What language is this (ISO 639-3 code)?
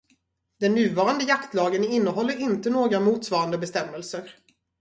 swe